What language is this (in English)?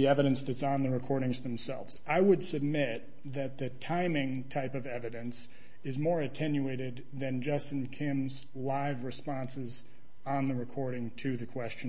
English